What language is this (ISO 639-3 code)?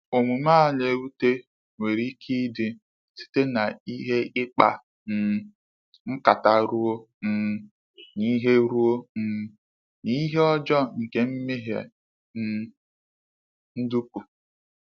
ibo